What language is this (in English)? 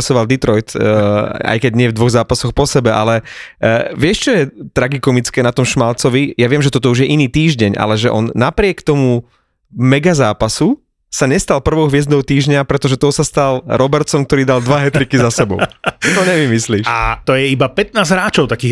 Slovak